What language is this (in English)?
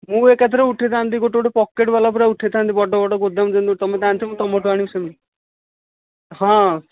Odia